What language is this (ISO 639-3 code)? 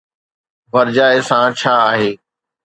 snd